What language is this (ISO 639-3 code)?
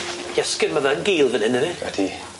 cym